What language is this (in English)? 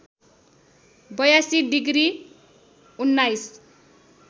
Nepali